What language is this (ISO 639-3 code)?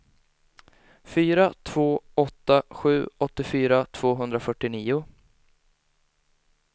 swe